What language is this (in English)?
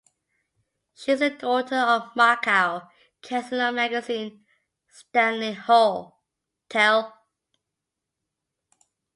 English